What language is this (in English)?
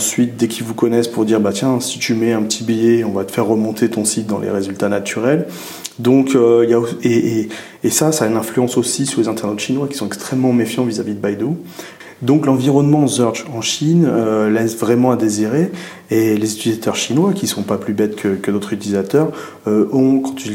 French